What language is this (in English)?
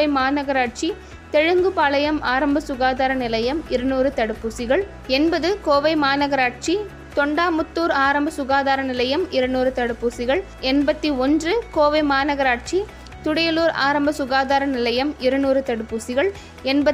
Tamil